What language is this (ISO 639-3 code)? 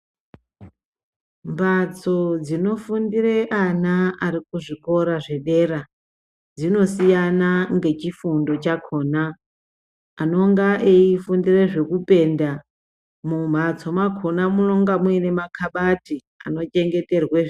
ndc